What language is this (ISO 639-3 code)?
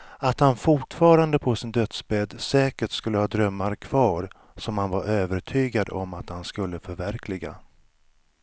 swe